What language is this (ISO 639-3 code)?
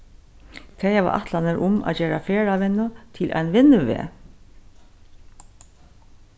fao